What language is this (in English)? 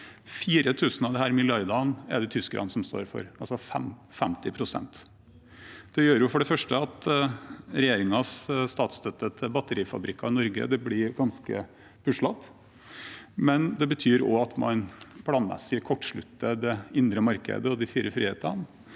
Norwegian